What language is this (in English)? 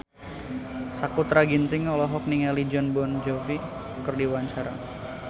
Sundanese